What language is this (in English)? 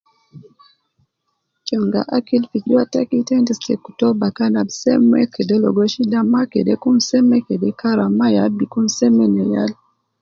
Nubi